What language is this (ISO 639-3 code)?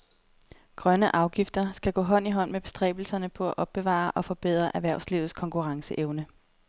dan